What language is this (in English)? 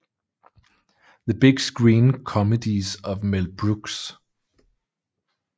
Danish